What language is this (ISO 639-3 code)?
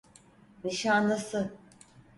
tur